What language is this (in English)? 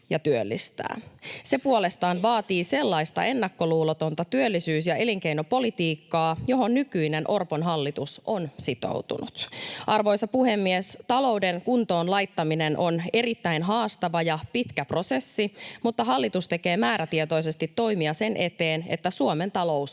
Finnish